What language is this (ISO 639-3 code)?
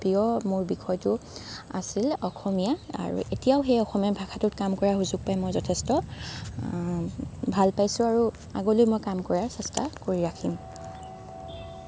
asm